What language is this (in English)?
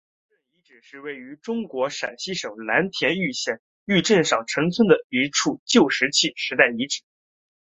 Chinese